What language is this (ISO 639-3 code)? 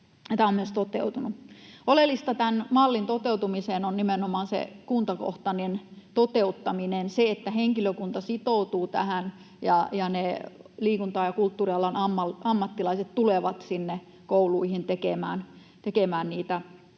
fin